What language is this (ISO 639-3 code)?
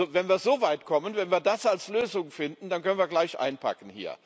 deu